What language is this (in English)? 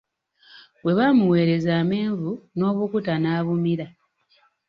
Ganda